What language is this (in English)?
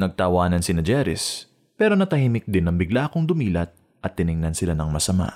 Filipino